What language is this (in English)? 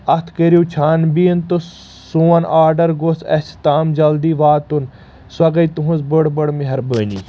Kashmiri